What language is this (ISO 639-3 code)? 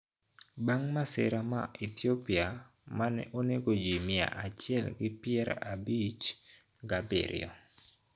luo